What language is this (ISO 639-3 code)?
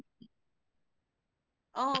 asm